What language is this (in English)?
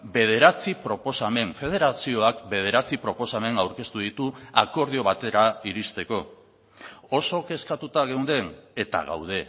Basque